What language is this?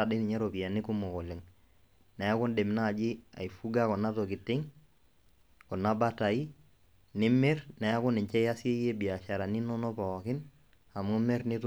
Masai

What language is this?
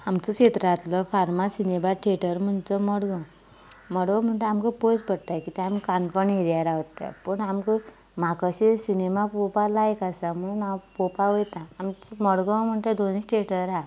Konkani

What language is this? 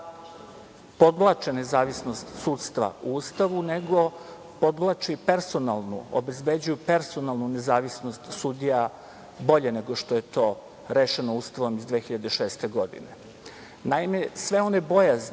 Serbian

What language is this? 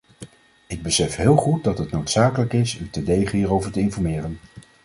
Dutch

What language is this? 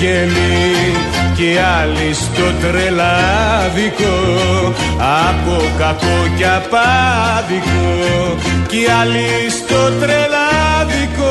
Greek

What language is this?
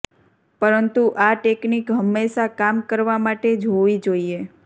Gujarati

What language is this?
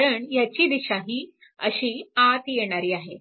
Marathi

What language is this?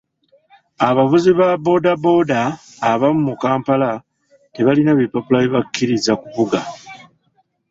Ganda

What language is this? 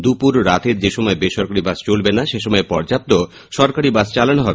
Bangla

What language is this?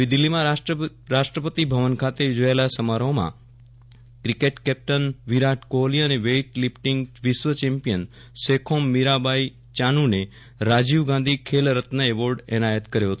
Gujarati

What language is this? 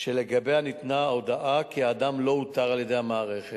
Hebrew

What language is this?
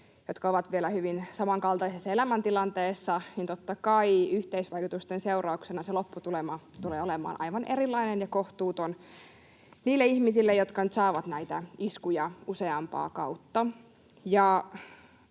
Finnish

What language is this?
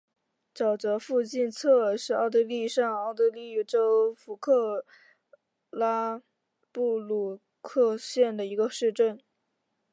Chinese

